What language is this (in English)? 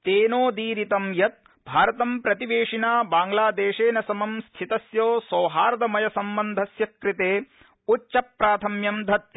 Sanskrit